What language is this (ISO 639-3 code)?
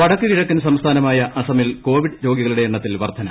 mal